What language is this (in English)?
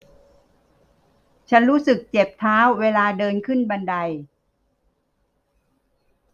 Thai